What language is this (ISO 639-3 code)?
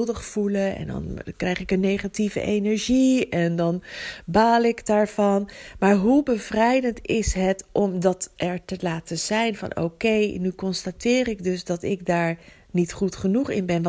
nld